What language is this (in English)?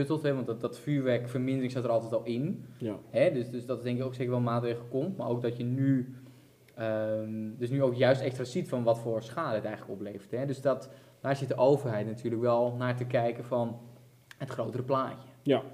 Dutch